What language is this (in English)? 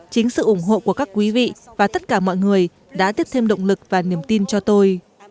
Vietnamese